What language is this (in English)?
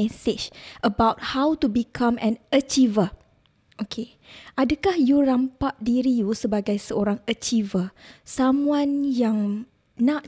Malay